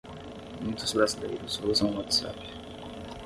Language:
Portuguese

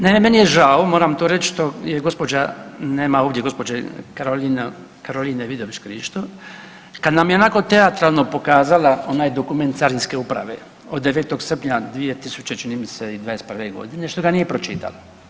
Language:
Croatian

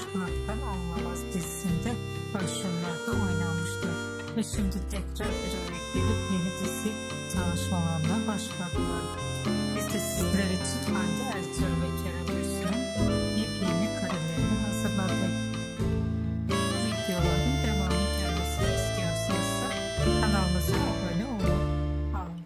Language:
Turkish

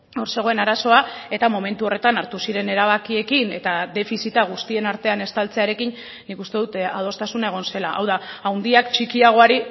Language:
Basque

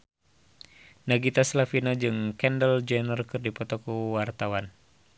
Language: Sundanese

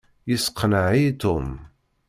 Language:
Kabyle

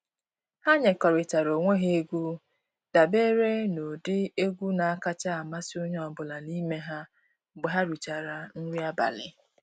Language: Igbo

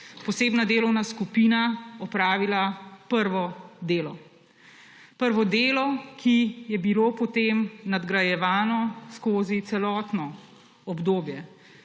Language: Slovenian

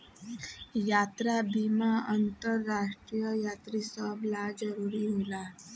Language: Bhojpuri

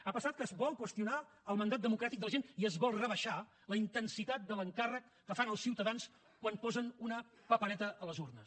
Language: Catalan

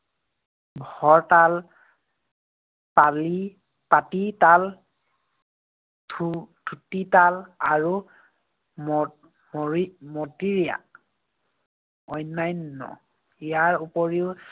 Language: Assamese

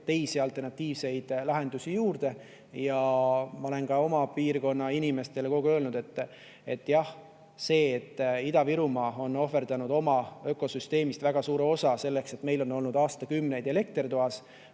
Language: Estonian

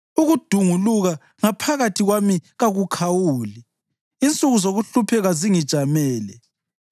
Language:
North Ndebele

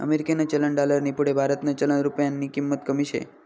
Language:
Marathi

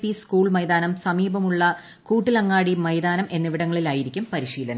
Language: Malayalam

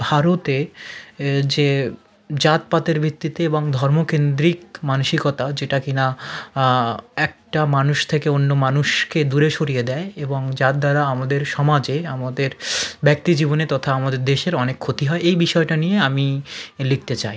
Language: Bangla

